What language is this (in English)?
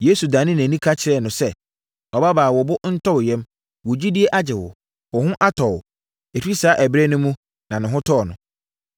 Akan